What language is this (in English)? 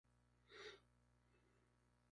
Spanish